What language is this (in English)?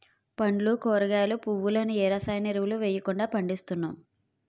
Telugu